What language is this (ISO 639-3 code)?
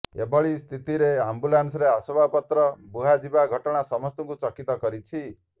ori